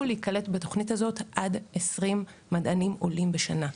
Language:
Hebrew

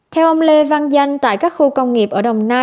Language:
Vietnamese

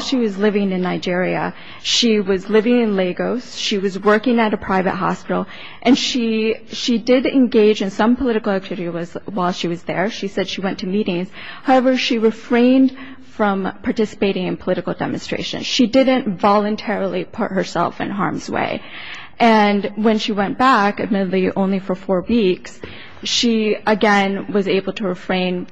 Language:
English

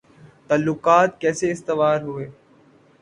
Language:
Urdu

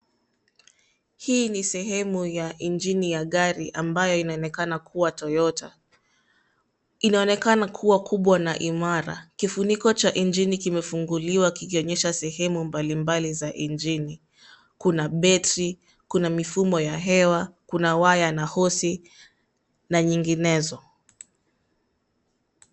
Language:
Swahili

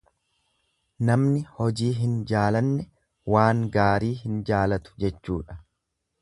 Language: Oromo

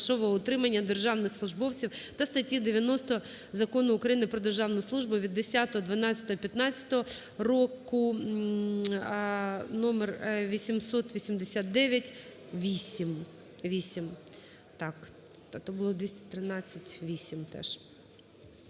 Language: Ukrainian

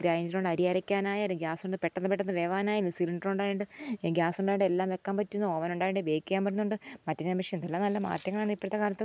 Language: Malayalam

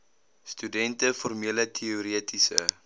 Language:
Afrikaans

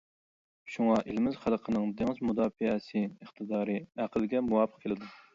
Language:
Uyghur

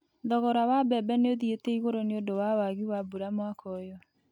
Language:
Kikuyu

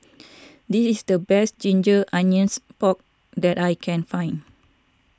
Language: English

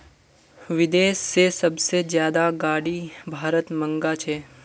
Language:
Magahi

